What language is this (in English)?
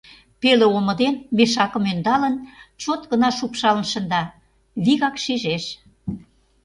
Mari